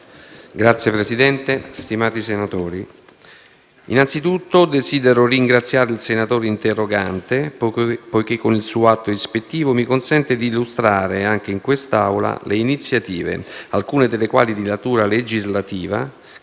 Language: Italian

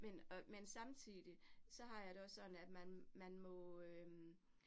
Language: Danish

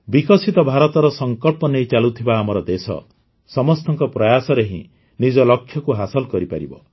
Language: Odia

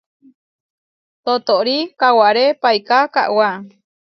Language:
Huarijio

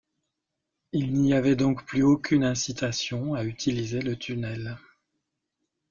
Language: French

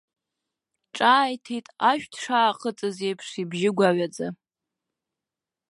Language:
Abkhazian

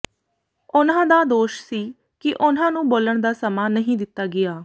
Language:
Punjabi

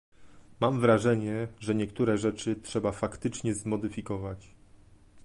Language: Polish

